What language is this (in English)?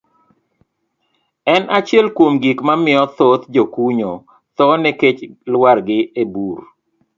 Luo (Kenya and Tanzania)